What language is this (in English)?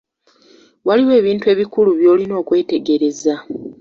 Ganda